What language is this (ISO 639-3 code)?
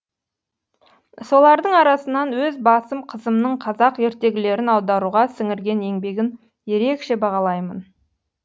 kaz